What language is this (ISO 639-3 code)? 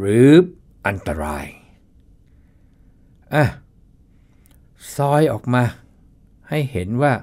tha